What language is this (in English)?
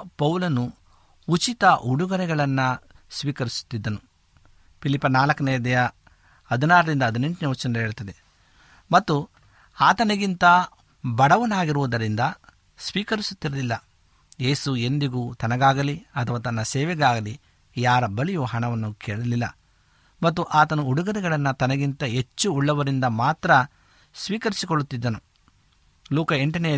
Kannada